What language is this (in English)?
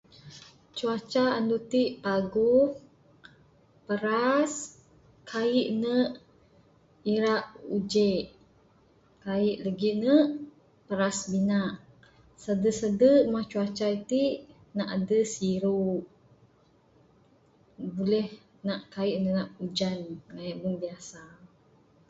Bukar-Sadung Bidayuh